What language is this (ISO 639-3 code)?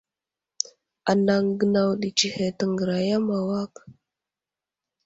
udl